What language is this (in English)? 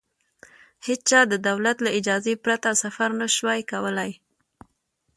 Pashto